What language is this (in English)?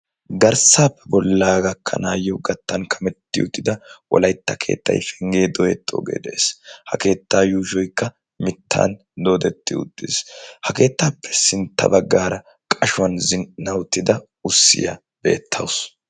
Wolaytta